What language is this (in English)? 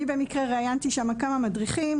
Hebrew